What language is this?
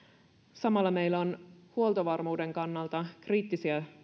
Finnish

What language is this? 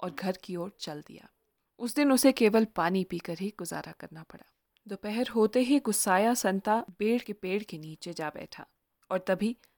Hindi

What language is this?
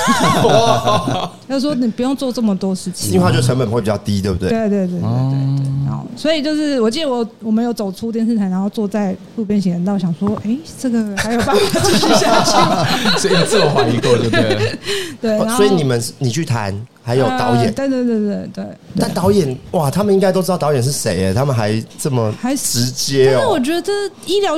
Chinese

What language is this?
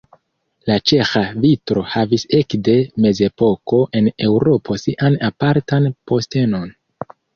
Esperanto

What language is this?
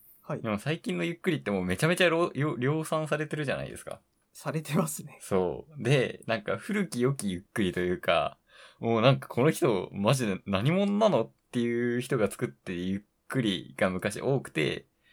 Japanese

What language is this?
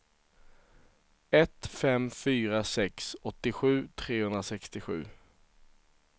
Swedish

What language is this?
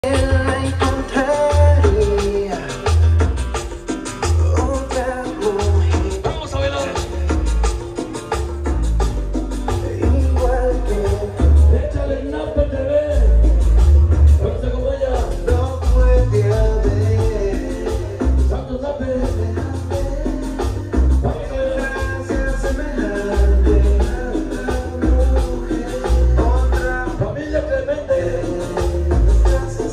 Arabic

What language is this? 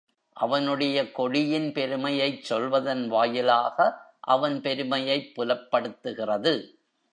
Tamil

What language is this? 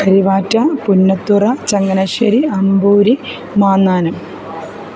Malayalam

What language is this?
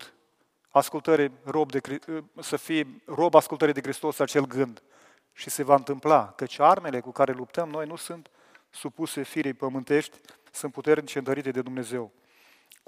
Romanian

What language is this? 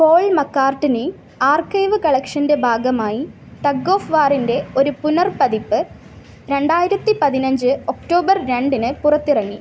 Malayalam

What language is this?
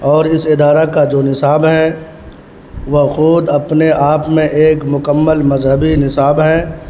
Urdu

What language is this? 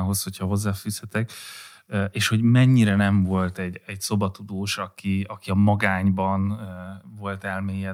Hungarian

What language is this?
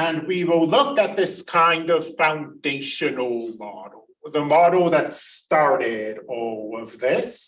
English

